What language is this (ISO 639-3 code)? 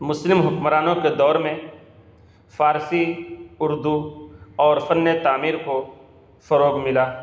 urd